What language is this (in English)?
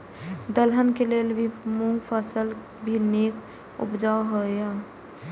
Maithili